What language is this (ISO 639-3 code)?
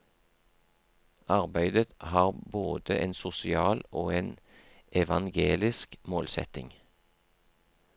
nor